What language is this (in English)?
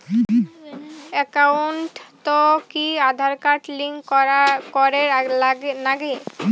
Bangla